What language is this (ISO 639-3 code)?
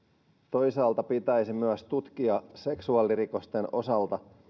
fin